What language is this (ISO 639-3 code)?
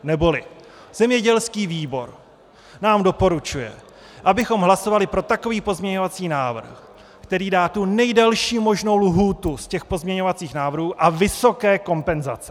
ces